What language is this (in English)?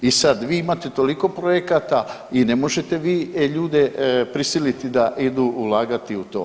Croatian